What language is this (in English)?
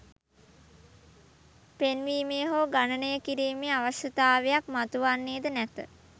Sinhala